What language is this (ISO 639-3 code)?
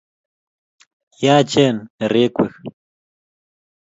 kln